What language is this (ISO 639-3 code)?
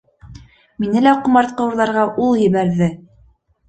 bak